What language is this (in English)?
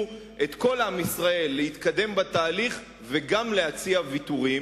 Hebrew